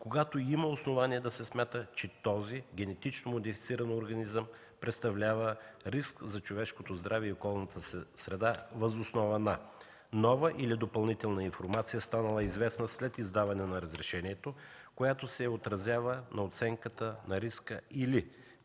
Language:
Bulgarian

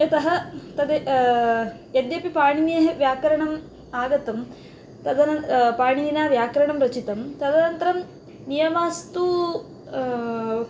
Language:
Sanskrit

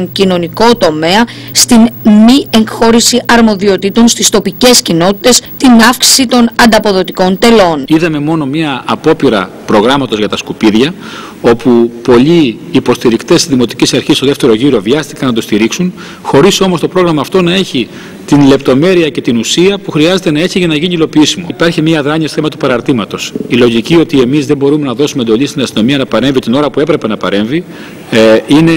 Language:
Greek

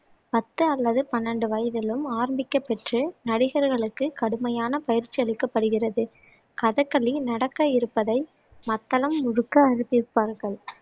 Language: Tamil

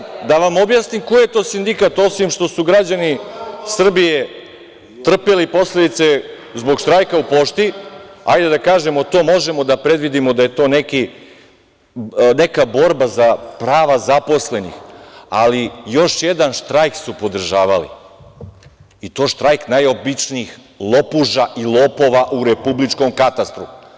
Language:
Serbian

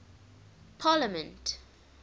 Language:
English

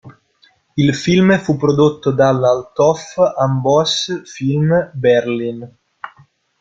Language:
Italian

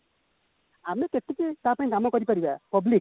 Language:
Odia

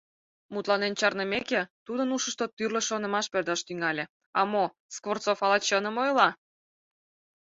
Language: Mari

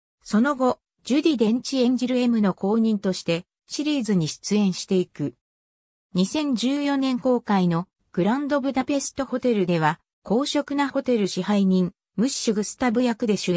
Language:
Japanese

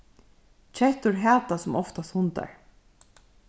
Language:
Faroese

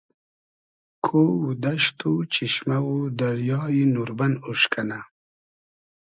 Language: Hazaragi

